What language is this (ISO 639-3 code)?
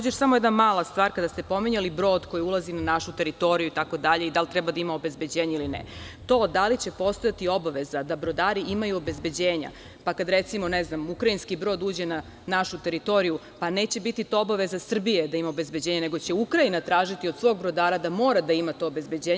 srp